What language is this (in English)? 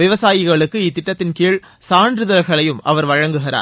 Tamil